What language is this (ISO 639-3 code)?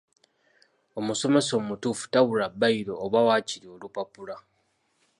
lug